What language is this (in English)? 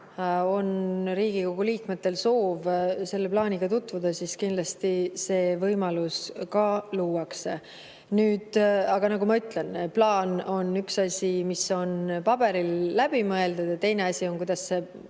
Estonian